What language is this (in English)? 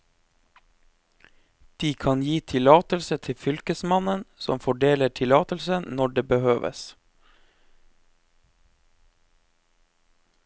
Norwegian